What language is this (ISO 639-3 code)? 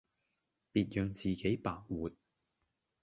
yue